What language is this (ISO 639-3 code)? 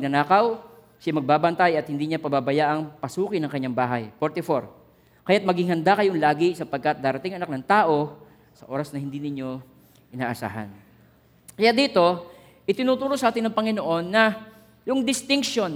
fil